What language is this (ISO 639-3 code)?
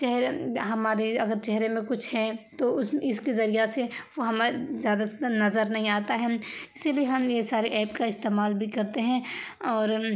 urd